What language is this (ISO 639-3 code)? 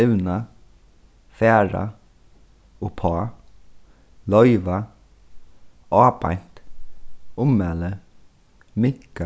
fao